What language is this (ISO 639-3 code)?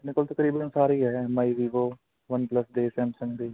pan